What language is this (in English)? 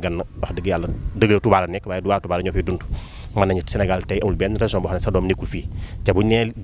Indonesian